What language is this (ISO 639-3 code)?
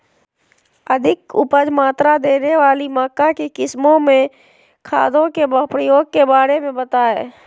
mag